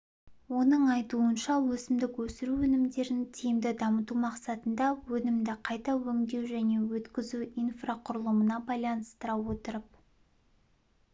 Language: Kazakh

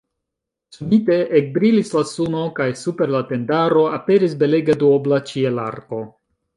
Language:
Esperanto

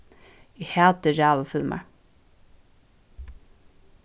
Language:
Faroese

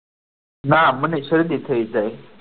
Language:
Gujarati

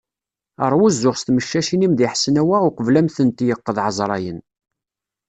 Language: Kabyle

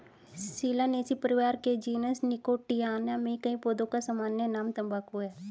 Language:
Hindi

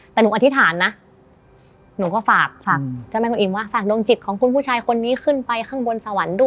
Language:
Thai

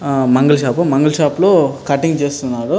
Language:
Telugu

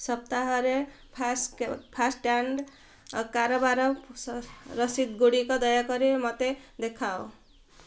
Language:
Odia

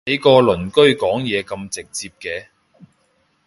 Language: Cantonese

